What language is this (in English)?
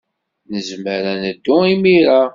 Kabyle